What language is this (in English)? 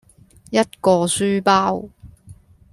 Cantonese